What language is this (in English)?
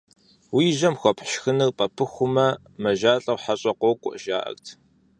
Kabardian